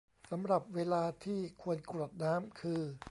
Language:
Thai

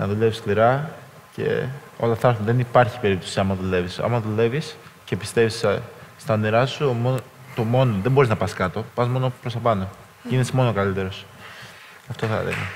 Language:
Greek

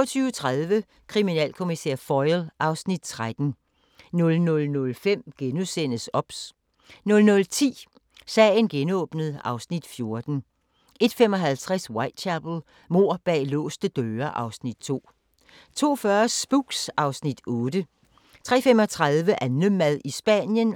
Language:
Danish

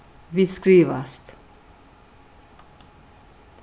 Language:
Faroese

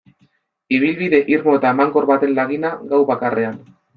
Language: Basque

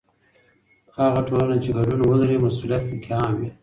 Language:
Pashto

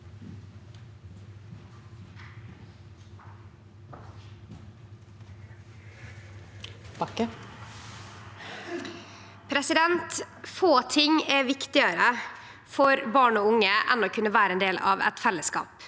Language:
Norwegian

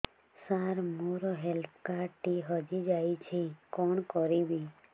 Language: Odia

